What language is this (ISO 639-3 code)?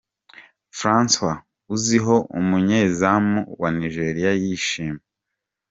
kin